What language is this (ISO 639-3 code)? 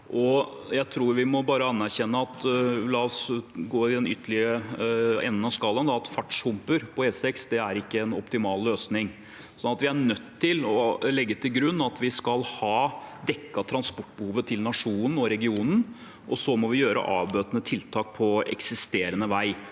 nor